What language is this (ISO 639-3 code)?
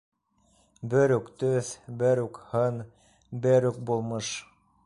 bak